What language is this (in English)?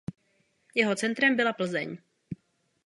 Czech